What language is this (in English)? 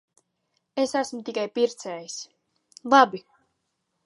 Latvian